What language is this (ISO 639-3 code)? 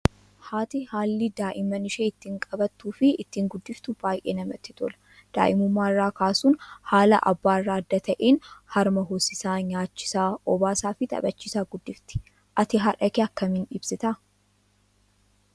orm